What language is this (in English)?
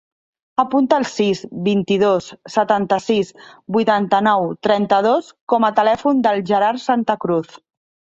Catalan